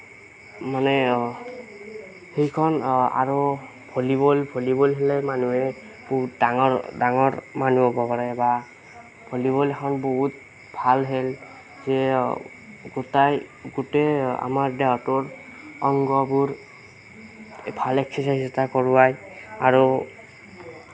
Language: Assamese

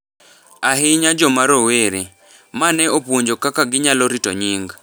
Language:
Luo (Kenya and Tanzania)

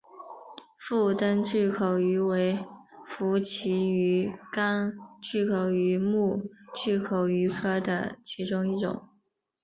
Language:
Chinese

